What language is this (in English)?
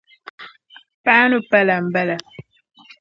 Dagbani